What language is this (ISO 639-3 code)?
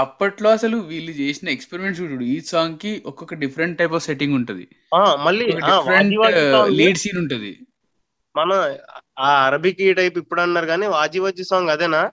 tel